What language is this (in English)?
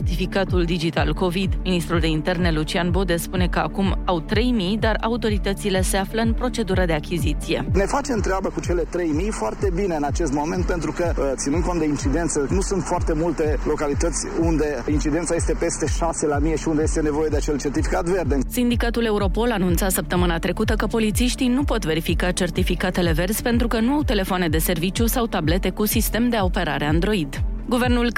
Romanian